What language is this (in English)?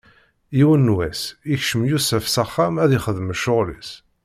Kabyle